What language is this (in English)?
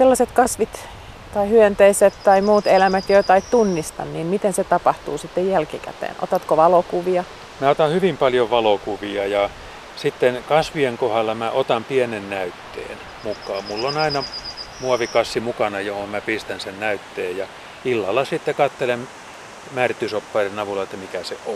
Finnish